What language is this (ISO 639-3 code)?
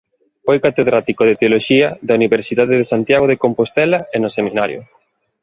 glg